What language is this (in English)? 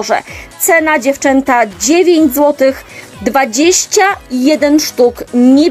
Polish